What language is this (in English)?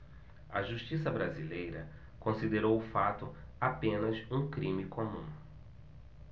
Portuguese